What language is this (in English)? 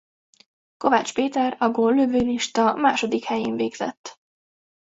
Hungarian